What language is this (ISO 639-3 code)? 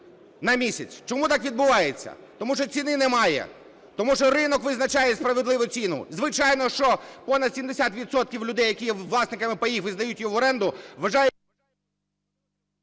ukr